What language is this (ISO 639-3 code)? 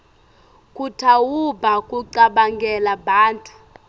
ssw